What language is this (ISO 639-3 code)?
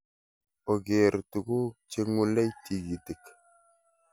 kln